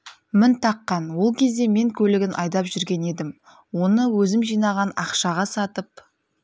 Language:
Kazakh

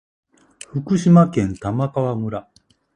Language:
Japanese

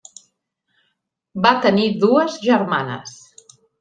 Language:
Catalan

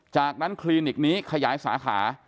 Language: Thai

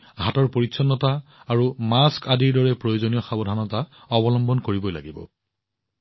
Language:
Assamese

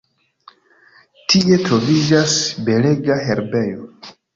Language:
Esperanto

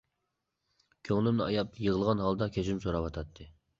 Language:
Uyghur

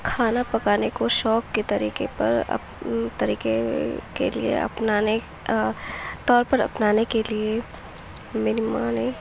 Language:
Urdu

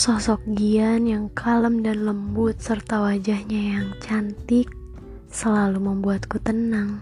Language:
Indonesian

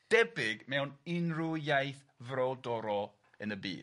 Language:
Welsh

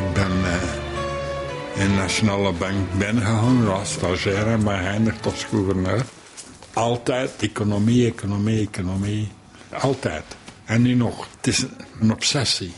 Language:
Dutch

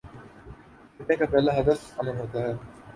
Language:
Urdu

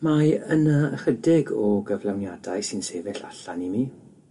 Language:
Welsh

